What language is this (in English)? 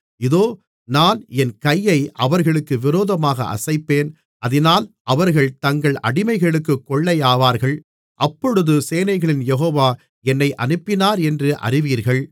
Tamil